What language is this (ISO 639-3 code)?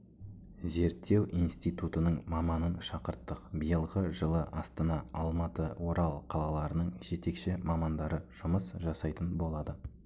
kaz